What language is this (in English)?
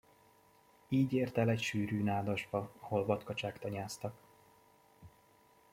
Hungarian